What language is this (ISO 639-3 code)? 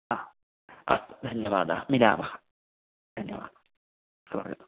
san